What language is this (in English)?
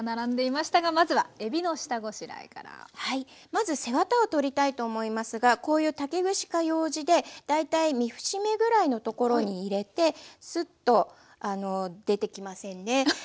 Japanese